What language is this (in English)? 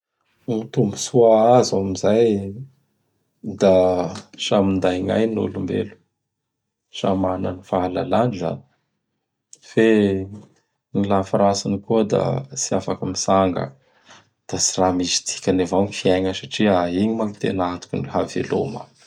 Bara Malagasy